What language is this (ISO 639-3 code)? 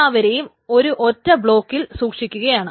mal